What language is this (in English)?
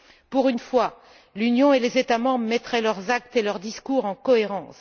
French